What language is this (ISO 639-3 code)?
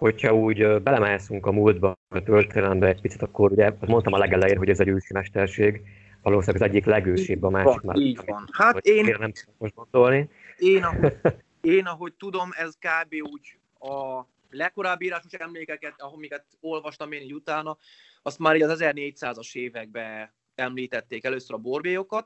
hun